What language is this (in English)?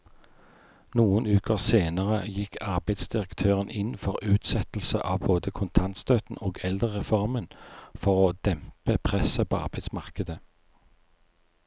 Norwegian